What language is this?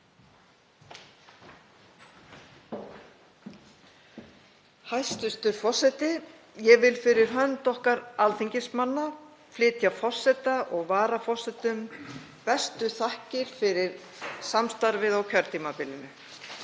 Icelandic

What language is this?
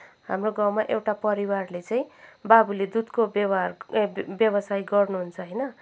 Nepali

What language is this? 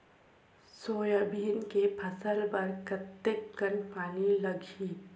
Chhattisgarhi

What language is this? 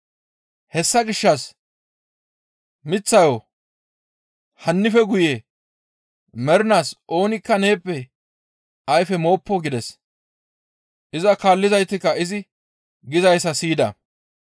Gamo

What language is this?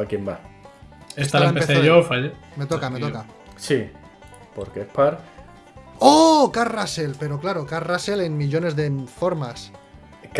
Spanish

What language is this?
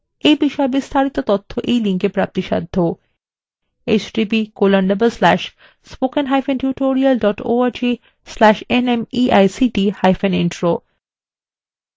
Bangla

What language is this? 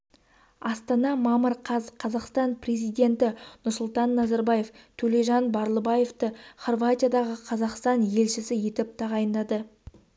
Kazakh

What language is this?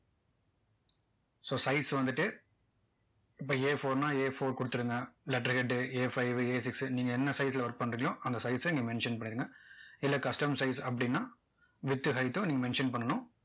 Tamil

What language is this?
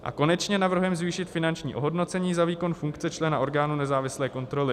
Czech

